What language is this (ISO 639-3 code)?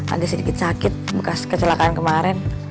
ind